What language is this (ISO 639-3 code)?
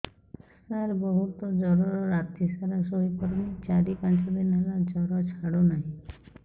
ori